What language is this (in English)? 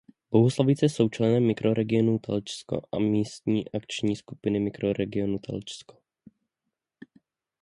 Czech